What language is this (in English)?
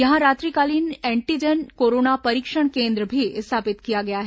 Hindi